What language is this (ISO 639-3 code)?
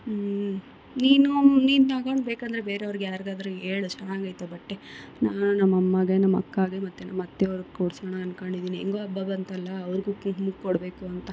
kan